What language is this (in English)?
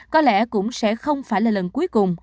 Vietnamese